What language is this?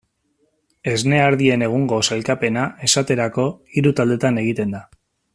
Basque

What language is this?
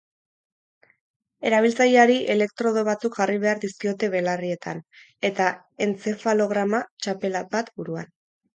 Basque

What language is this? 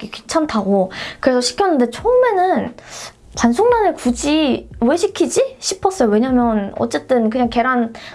Korean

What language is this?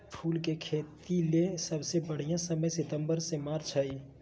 Magahi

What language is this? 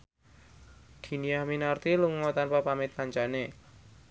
Javanese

